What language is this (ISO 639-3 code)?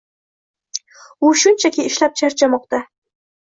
uzb